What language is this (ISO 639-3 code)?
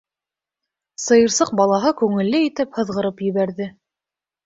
bak